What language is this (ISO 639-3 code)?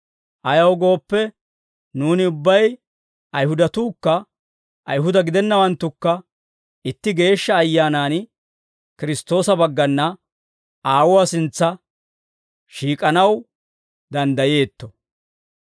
dwr